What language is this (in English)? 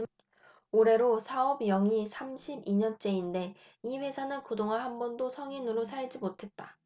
Korean